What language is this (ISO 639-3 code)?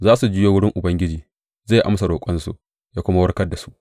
hau